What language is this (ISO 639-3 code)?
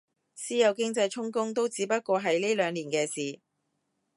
yue